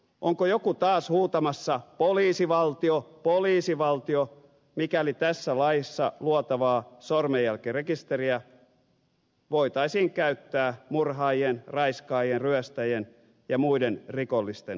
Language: Finnish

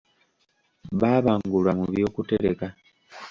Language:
Ganda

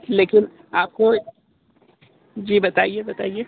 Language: Hindi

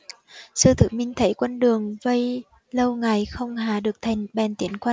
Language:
Vietnamese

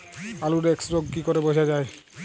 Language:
Bangla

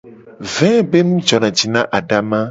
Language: Gen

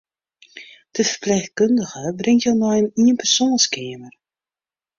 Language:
Western Frisian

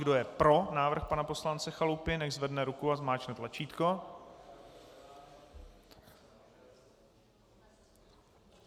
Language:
Czech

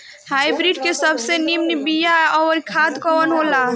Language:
Bhojpuri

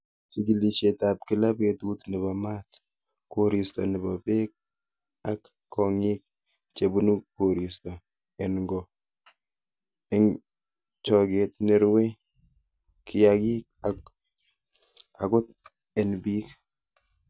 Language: Kalenjin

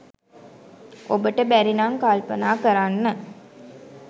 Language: Sinhala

